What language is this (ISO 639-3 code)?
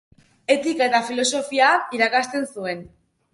eus